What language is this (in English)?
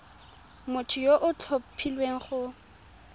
Tswana